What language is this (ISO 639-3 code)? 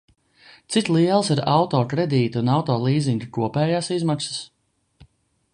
lav